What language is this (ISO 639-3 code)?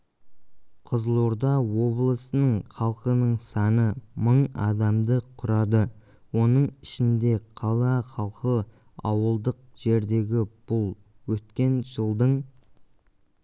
kaz